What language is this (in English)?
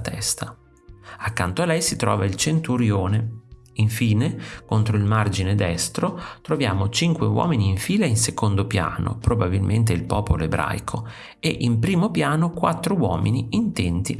Italian